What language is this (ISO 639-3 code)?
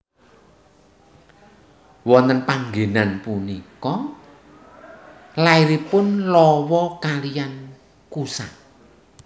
jav